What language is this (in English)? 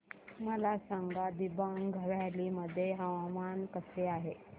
Marathi